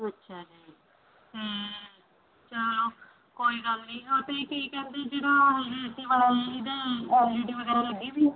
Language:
Punjabi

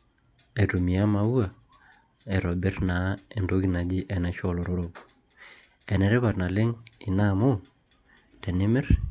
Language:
Masai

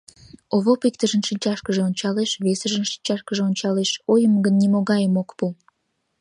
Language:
Mari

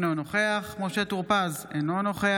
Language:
Hebrew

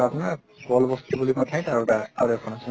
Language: Assamese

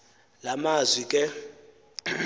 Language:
Xhosa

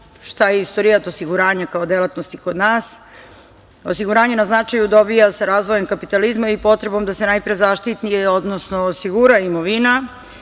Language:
Serbian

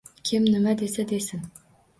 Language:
Uzbek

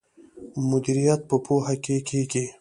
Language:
Pashto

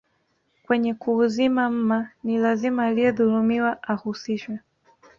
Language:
Swahili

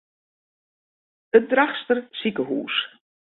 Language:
Western Frisian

